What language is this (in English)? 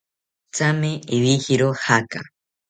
South Ucayali Ashéninka